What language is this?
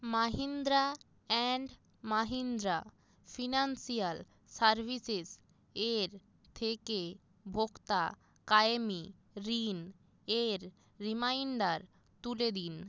Bangla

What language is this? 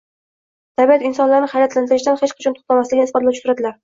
Uzbek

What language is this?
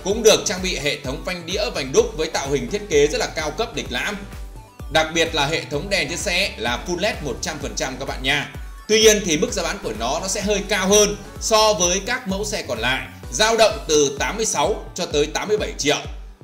Vietnamese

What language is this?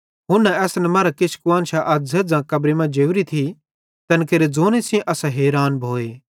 Bhadrawahi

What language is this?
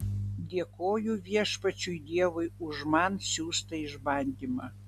Lithuanian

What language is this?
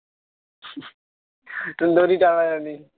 Bangla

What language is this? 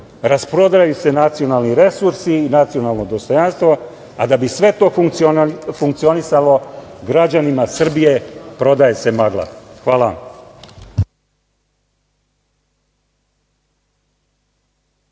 Serbian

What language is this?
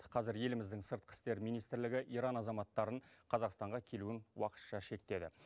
Kazakh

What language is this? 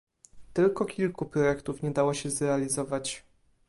Polish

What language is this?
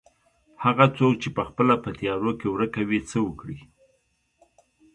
Pashto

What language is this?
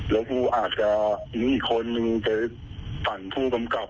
Thai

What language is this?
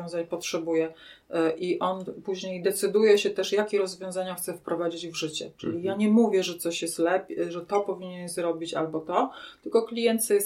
Polish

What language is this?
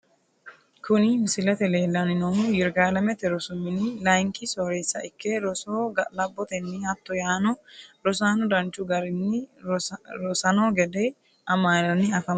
Sidamo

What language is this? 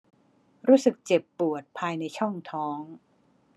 Thai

